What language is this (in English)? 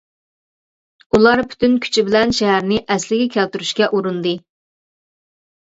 Uyghur